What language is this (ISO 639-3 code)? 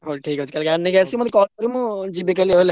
ori